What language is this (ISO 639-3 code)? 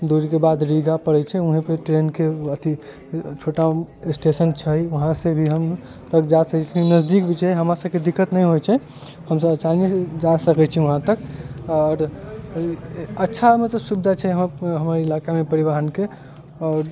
mai